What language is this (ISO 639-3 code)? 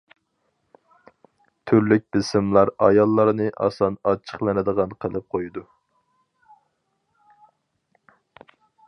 uig